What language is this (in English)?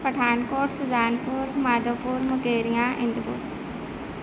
Punjabi